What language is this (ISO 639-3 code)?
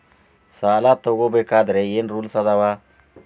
kan